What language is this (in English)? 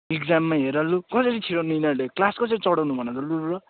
Nepali